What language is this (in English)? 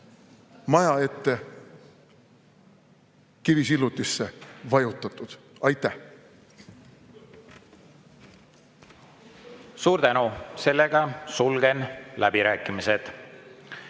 Estonian